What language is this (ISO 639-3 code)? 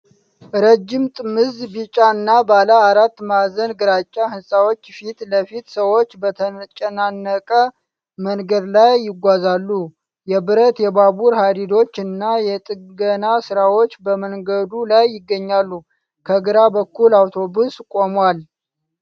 amh